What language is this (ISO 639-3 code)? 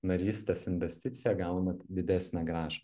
lit